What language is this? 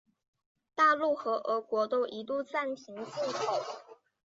Chinese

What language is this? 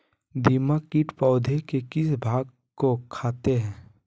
Magahi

